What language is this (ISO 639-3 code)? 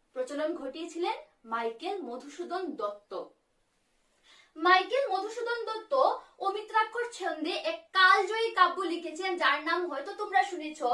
kor